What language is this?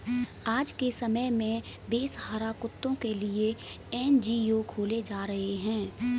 Hindi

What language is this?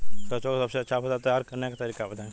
Bhojpuri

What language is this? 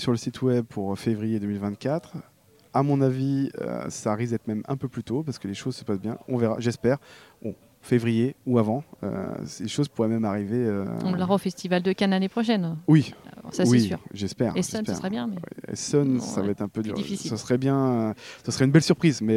French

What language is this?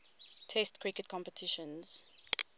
English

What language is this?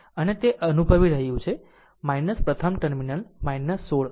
Gujarati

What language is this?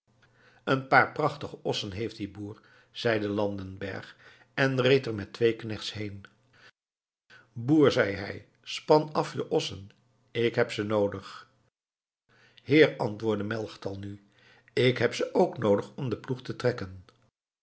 Dutch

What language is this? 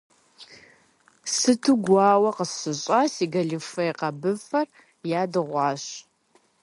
Kabardian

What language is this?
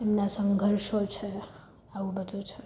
Gujarati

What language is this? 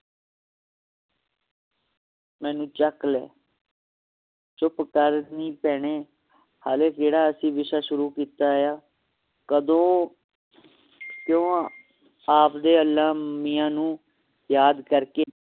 Punjabi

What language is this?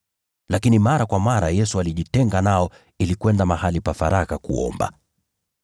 Swahili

